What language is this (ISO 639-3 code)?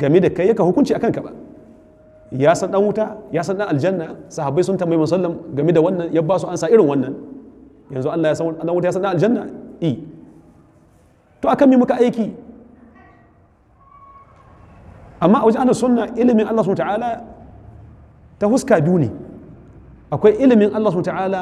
ara